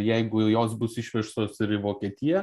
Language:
Lithuanian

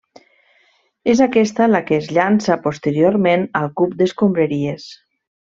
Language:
Catalan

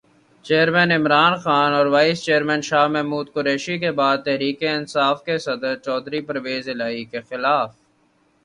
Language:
Urdu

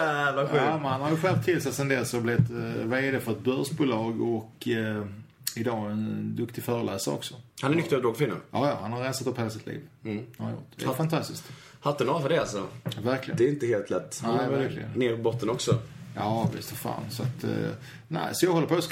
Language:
Swedish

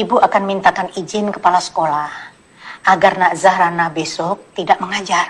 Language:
Indonesian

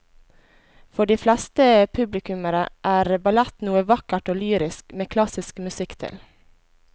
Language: Norwegian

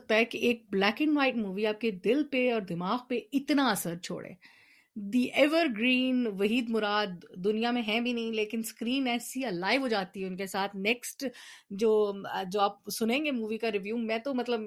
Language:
Urdu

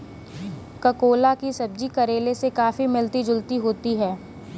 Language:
Hindi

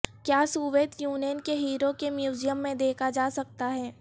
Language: Urdu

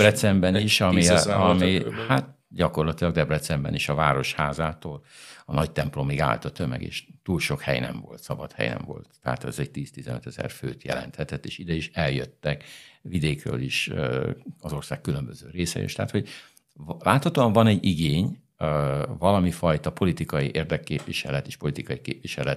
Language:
Hungarian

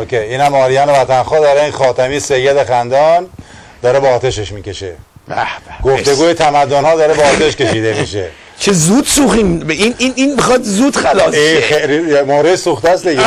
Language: Persian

